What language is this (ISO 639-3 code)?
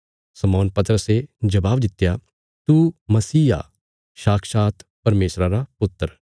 kfs